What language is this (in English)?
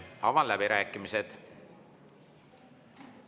Estonian